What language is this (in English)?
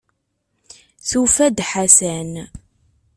Kabyle